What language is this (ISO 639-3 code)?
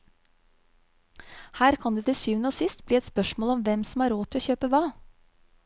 nor